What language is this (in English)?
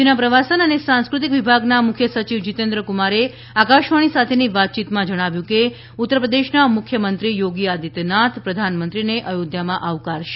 Gujarati